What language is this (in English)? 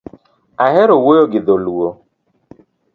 Luo (Kenya and Tanzania)